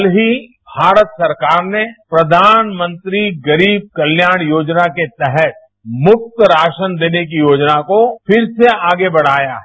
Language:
Hindi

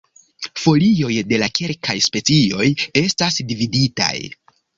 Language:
Esperanto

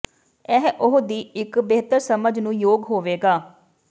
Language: Punjabi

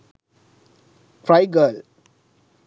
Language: Sinhala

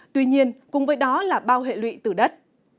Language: Vietnamese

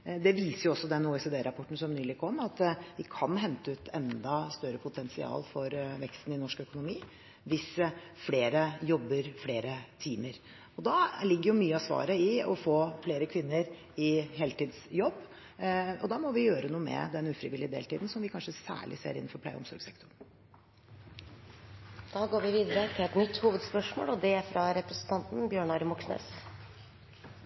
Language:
Norwegian Bokmål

